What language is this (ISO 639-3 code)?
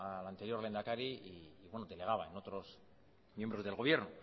spa